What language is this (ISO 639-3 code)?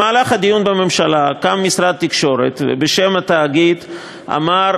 heb